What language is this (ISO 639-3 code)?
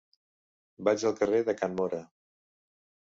cat